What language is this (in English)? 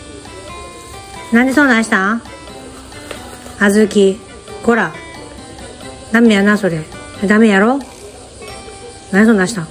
Japanese